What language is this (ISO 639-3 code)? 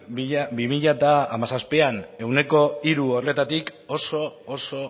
eus